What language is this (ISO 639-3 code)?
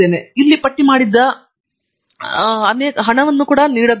kan